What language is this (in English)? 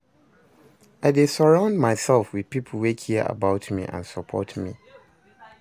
Nigerian Pidgin